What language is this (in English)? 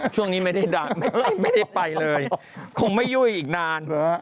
Thai